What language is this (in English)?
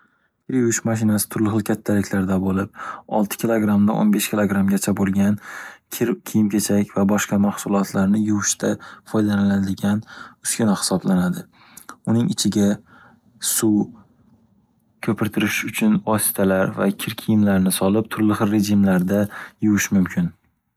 Uzbek